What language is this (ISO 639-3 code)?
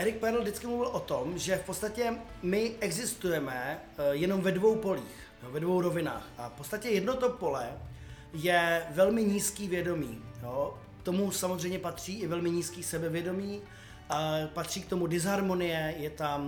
ces